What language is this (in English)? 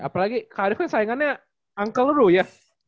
Indonesian